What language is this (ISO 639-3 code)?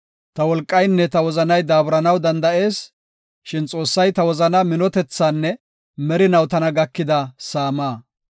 gof